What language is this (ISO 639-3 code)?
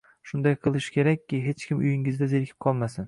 uzb